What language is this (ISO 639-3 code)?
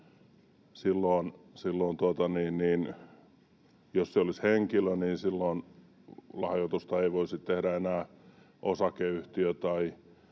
fin